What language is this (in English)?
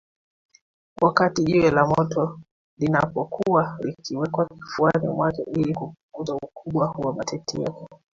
Swahili